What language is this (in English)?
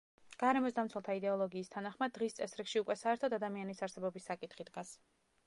Georgian